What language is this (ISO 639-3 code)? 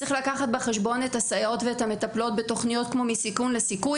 heb